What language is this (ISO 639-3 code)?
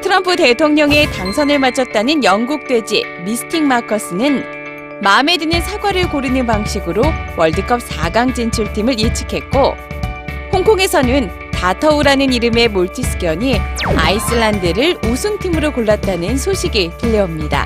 kor